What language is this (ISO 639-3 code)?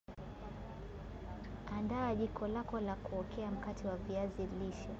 swa